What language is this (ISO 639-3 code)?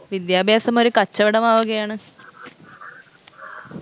mal